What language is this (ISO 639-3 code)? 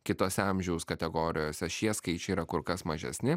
lit